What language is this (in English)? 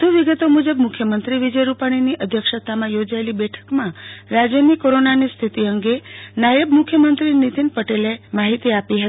Gujarati